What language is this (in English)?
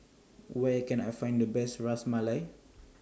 English